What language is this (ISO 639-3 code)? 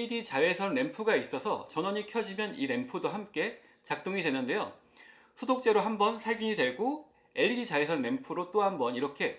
kor